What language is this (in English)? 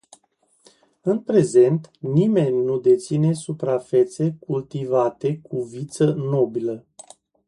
Romanian